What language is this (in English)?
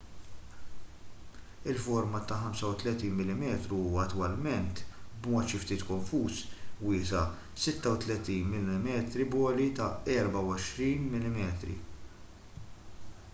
Maltese